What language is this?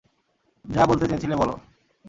Bangla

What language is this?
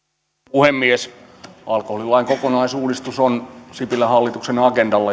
Finnish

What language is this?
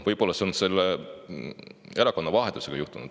Estonian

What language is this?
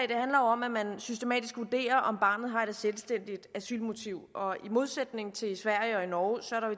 Danish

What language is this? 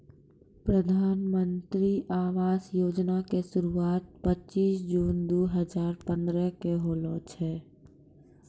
Maithili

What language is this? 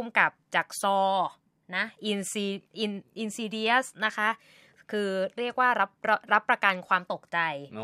Thai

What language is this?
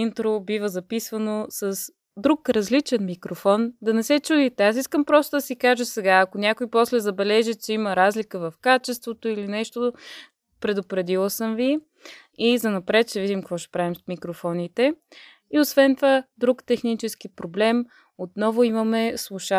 Bulgarian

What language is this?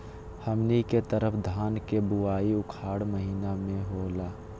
Magahi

